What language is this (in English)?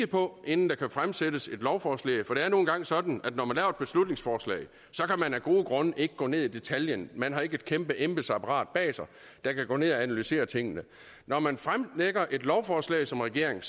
Danish